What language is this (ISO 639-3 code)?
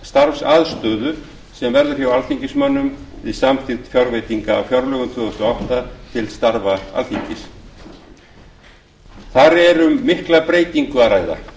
isl